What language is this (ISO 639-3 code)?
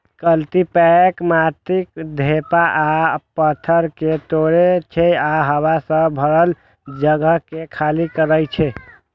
mai